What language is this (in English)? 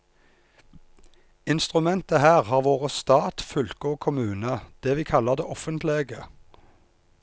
Norwegian